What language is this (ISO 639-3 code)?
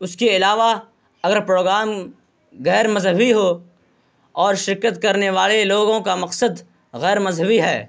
urd